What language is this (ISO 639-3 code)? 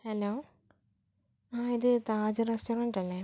mal